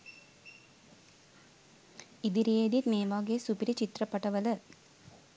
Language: Sinhala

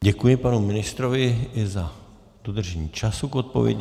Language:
Czech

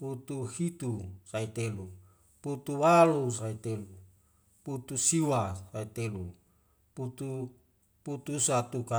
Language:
Wemale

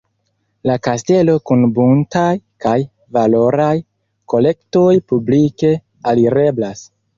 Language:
Esperanto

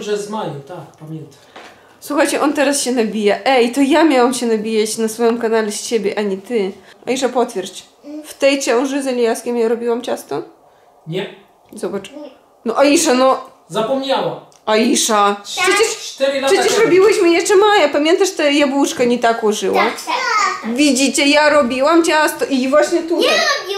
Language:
Polish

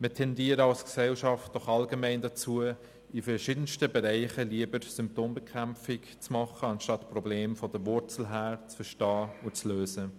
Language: Swiss German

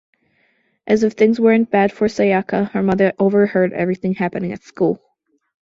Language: English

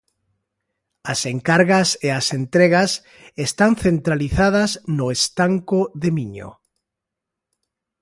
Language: Galician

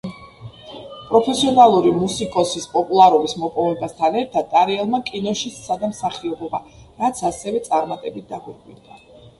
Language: Georgian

